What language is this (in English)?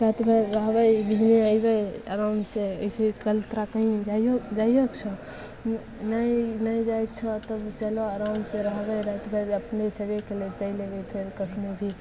Maithili